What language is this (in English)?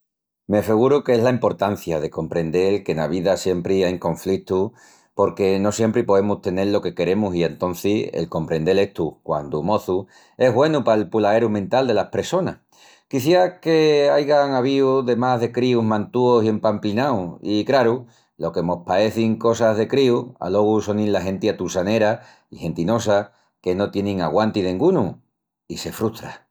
Extremaduran